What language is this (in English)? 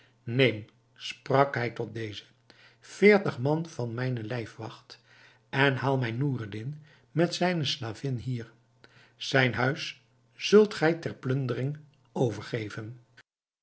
Dutch